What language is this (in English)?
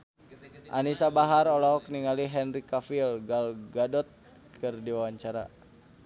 Sundanese